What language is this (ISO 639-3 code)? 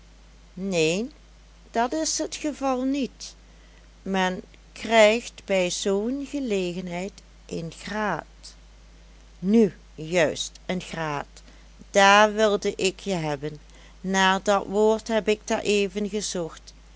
nld